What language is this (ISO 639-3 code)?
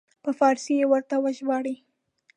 pus